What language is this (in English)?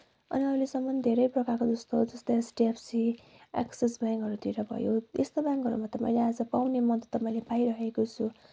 Nepali